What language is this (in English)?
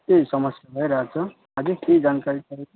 Nepali